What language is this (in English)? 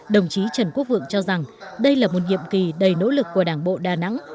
Vietnamese